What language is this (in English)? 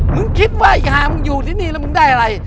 Thai